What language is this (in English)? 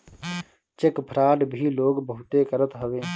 Bhojpuri